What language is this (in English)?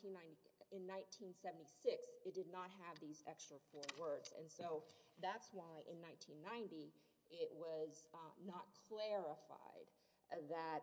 English